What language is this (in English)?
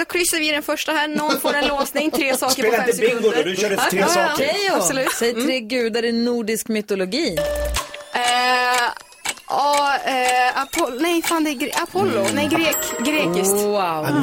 Swedish